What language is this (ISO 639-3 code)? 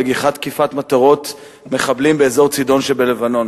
heb